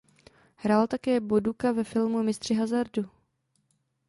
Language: Czech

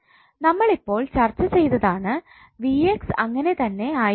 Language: Malayalam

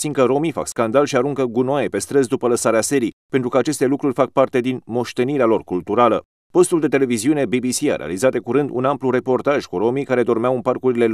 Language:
Romanian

